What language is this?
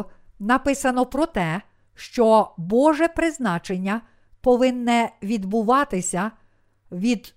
Ukrainian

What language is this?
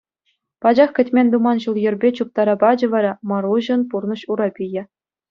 Chuvash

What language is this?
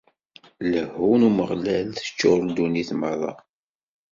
Kabyle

